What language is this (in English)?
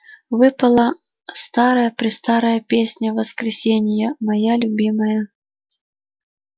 Russian